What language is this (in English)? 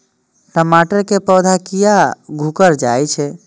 Maithili